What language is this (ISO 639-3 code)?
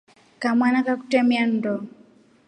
rof